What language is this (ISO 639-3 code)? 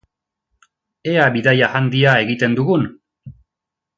eus